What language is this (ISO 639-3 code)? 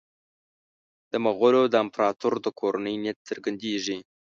pus